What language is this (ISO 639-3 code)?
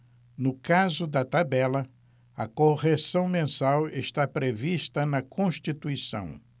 por